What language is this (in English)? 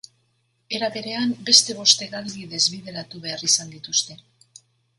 Basque